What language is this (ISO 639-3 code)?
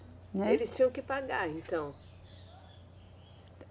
por